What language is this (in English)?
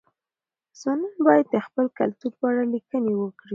Pashto